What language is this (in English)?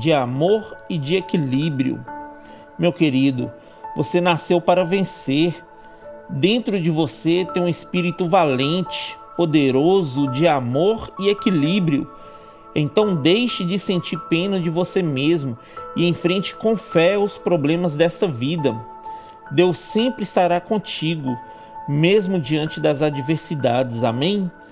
Portuguese